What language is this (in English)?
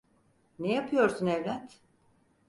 Turkish